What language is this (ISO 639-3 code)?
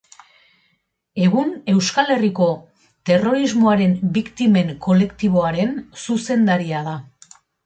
eus